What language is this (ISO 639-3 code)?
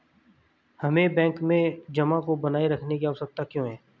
hin